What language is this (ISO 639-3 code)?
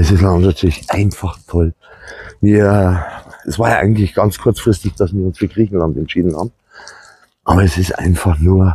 deu